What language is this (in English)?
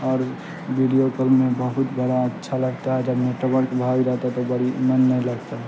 Urdu